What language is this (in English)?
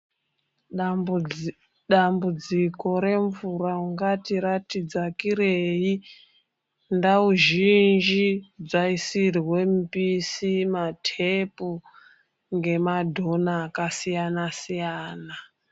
Ndau